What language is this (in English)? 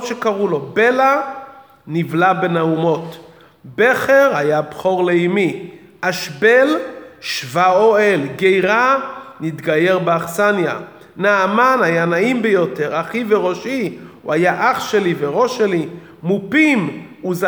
Hebrew